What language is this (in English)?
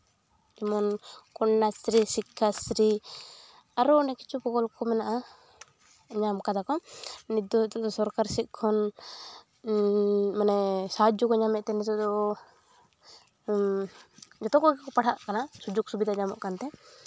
Santali